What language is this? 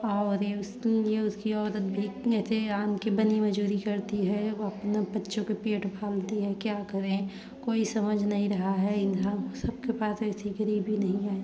Hindi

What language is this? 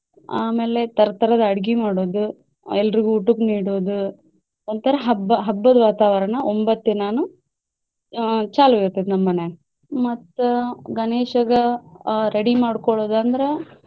Kannada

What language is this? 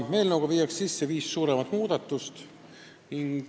Estonian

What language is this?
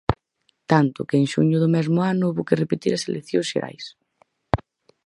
Galician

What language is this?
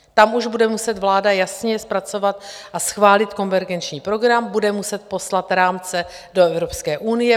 Czech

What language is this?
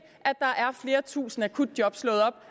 Danish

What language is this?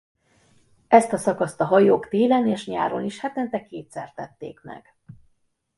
Hungarian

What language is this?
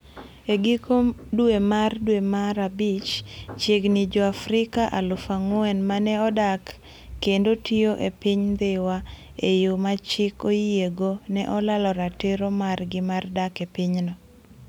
Luo (Kenya and Tanzania)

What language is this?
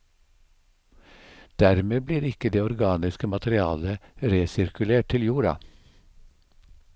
Norwegian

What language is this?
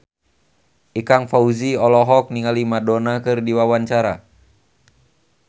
Sundanese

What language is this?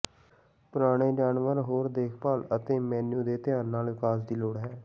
Punjabi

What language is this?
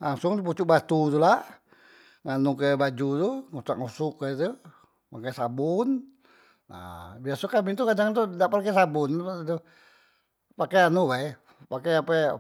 Musi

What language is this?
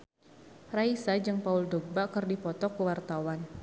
Sundanese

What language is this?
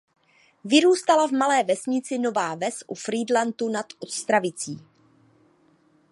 Czech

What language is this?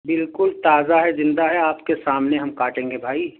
Urdu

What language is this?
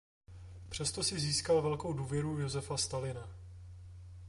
Czech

